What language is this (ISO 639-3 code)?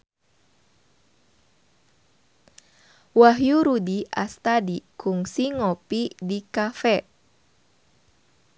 sun